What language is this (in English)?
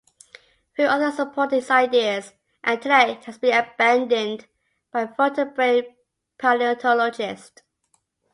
English